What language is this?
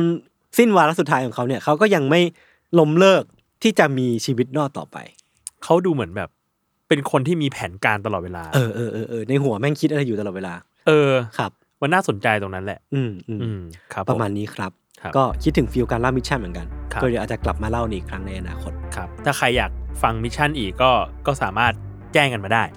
Thai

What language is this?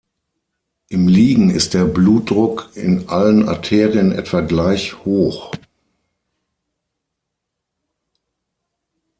German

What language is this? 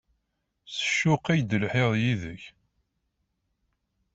Kabyle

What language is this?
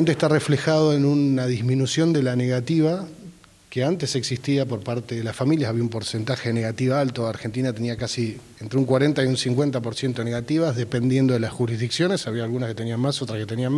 Spanish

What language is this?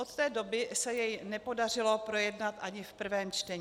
Czech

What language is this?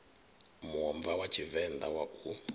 Venda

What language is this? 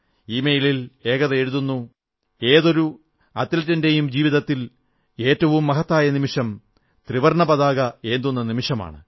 Malayalam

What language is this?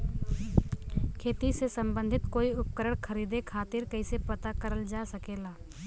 Bhojpuri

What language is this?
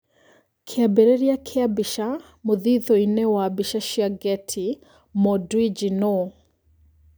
Kikuyu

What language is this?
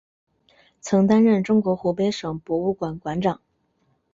Chinese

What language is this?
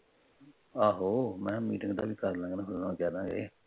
Punjabi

